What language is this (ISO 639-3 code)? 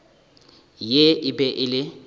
nso